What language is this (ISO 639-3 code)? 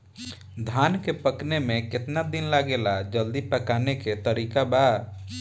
bho